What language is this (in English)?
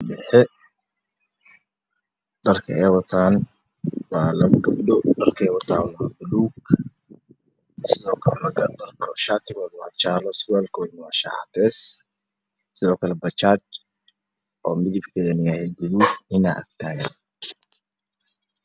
Somali